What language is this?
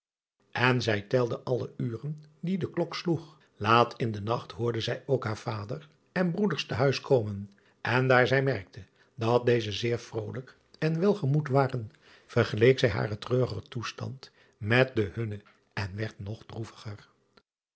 Dutch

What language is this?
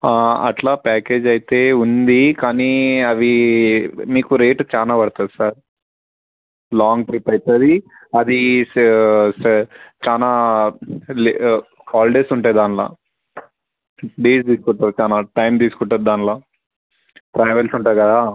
Telugu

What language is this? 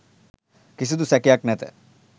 Sinhala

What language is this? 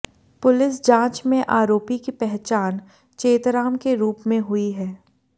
Hindi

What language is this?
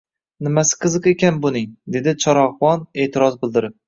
Uzbek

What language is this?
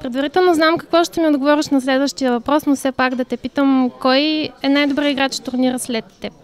Bulgarian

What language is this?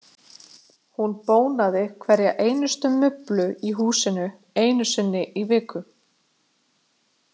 Icelandic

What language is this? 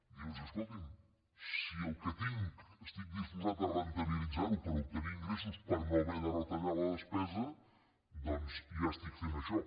Catalan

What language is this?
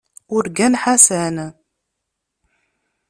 Kabyle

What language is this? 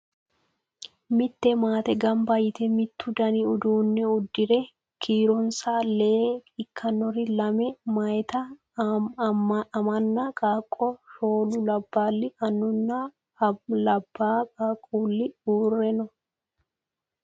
Sidamo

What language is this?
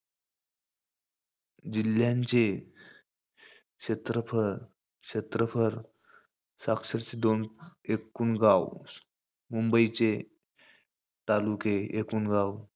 Marathi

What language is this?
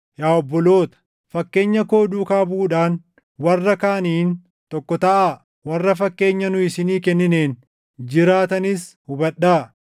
Oromo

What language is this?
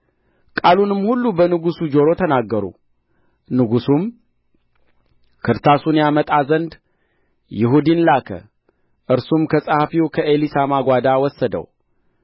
Amharic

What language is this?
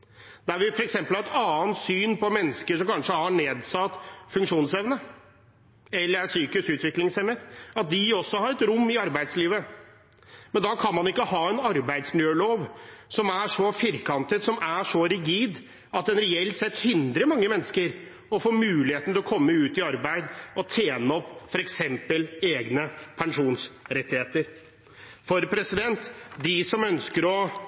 Norwegian Bokmål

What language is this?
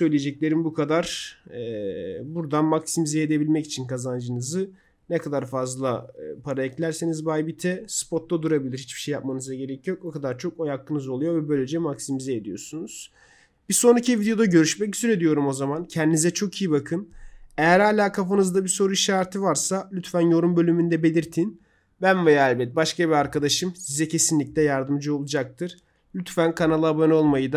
Turkish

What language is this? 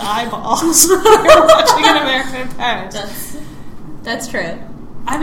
English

